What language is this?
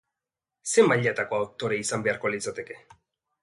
Basque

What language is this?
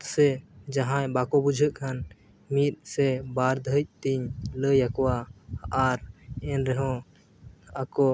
Santali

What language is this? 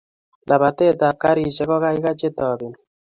Kalenjin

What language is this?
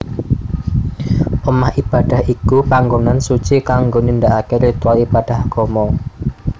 Javanese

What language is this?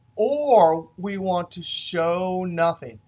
English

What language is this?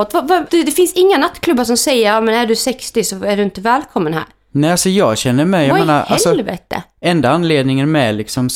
Swedish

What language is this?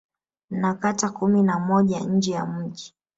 Swahili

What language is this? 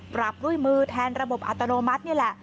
Thai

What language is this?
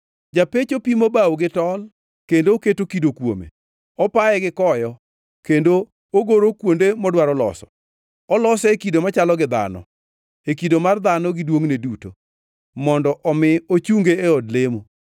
Luo (Kenya and Tanzania)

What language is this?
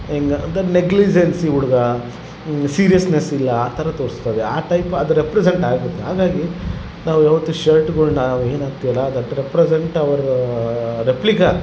Kannada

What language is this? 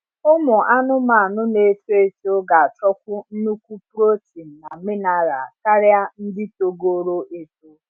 Igbo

